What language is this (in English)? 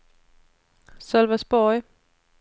Swedish